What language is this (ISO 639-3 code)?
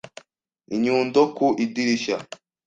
kin